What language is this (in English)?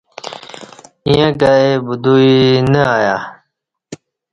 Kati